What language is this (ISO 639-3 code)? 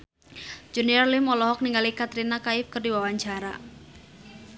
sun